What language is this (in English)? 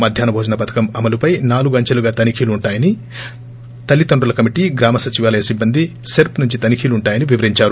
Telugu